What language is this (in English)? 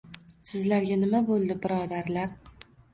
Uzbek